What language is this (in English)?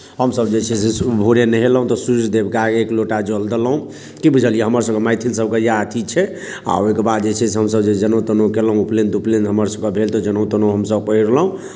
Maithili